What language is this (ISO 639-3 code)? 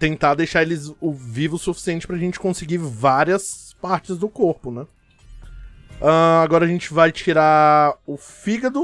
por